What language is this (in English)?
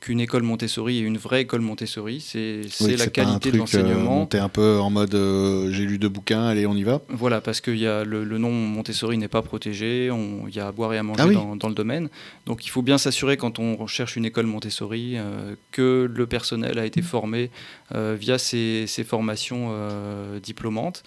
French